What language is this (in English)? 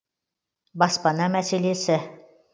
Kazakh